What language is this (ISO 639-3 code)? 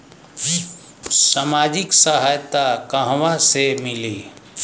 bho